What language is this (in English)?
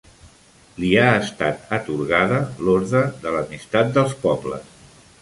Catalan